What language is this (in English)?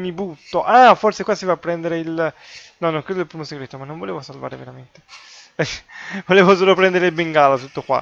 Italian